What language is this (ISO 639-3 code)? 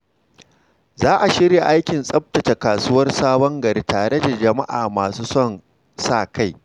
hau